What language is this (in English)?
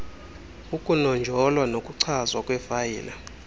Xhosa